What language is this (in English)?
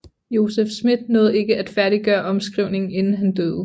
Danish